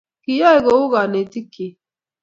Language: Kalenjin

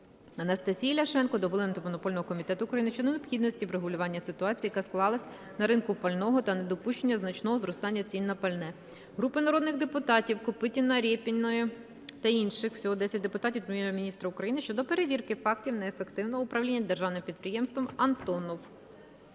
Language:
Ukrainian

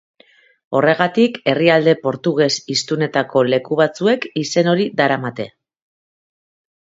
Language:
Basque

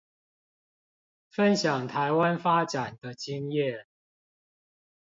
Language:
Chinese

